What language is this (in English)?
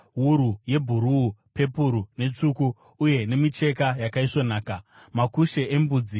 Shona